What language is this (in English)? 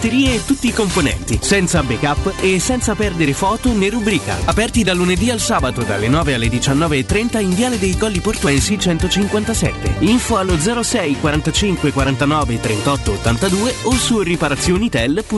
Italian